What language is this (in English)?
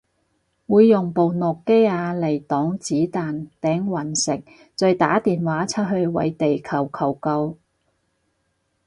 Cantonese